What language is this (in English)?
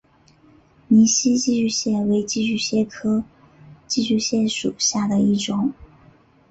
Chinese